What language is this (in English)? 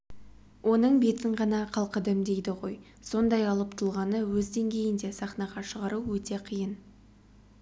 Kazakh